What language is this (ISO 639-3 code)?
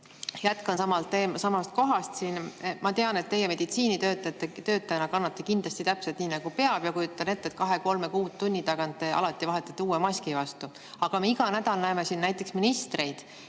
est